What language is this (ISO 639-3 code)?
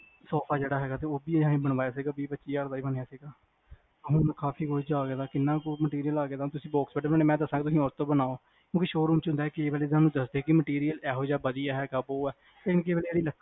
pan